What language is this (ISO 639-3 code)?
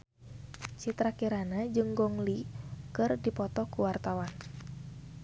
sun